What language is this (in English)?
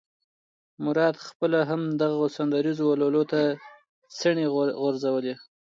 Pashto